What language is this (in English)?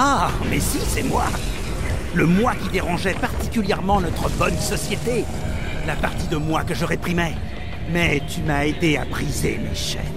French